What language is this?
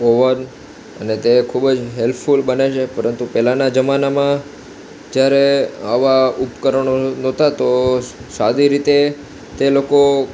Gujarati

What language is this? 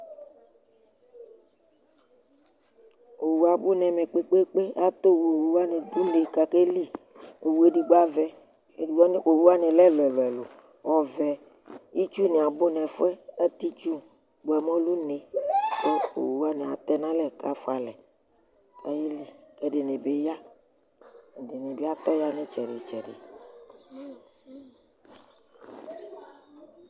Ikposo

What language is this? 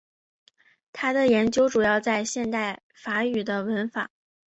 Chinese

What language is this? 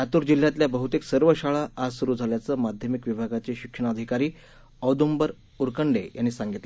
Marathi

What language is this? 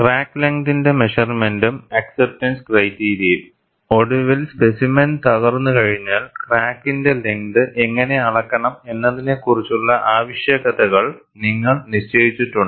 Malayalam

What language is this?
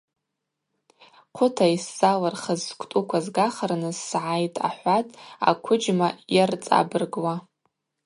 Abaza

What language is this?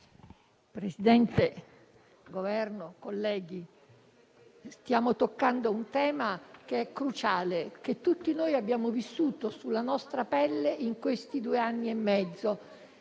Italian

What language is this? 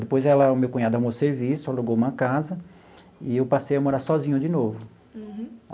Portuguese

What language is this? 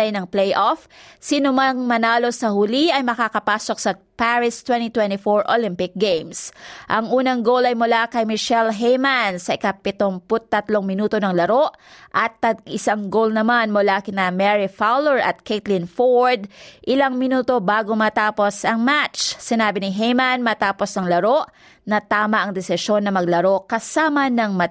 Filipino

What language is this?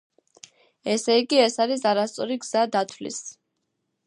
Georgian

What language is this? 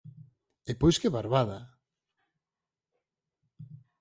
Galician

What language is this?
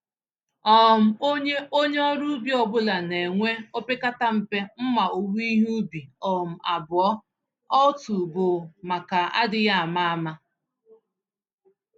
Igbo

